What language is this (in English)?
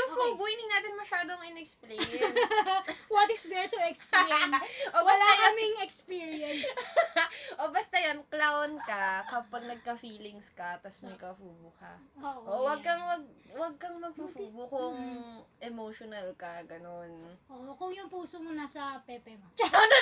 Filipino